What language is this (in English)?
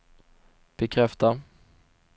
Swedish